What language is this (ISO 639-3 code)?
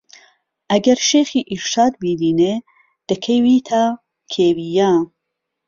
ckb